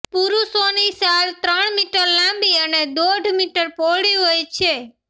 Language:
Gujarati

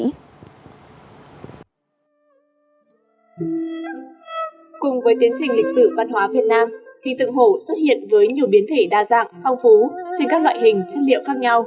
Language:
Vietnamese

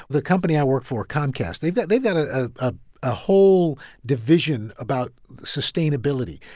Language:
English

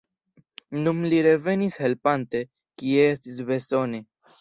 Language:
Esperanto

